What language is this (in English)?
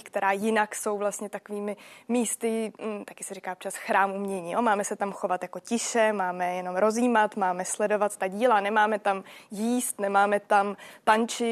Czech